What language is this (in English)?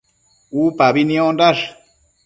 Matsés